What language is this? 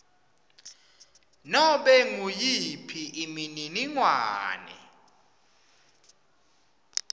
Swati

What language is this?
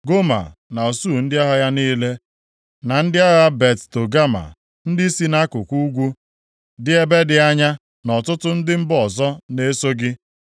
Igbo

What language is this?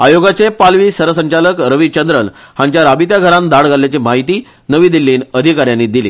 Konkani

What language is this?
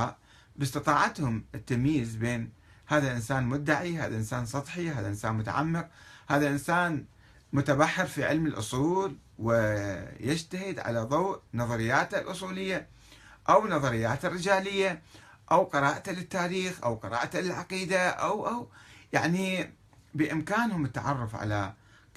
Arabic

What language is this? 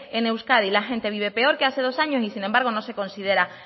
Spanish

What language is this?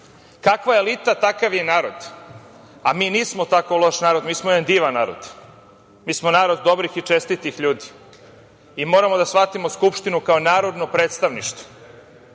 Serbian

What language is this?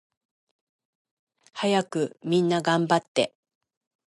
Japanese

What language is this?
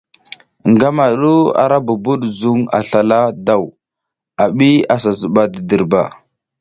South Giziga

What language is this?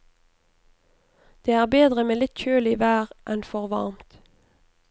Norwegian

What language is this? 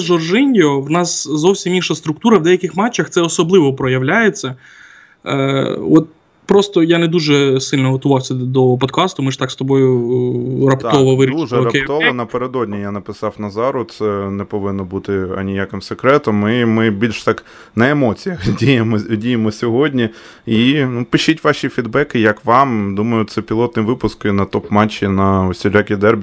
Ukrainian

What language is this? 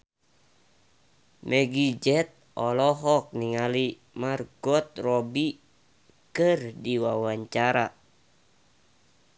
Sundanese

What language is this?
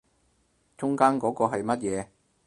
Cantonese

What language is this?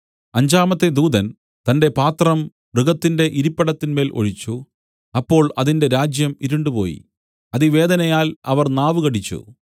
Malayalam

